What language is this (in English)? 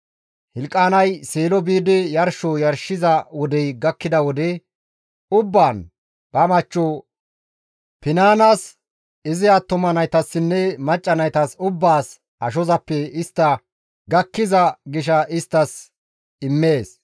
Gamo